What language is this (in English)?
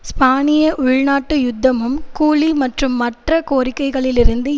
Tamil